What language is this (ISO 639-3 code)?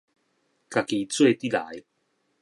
nan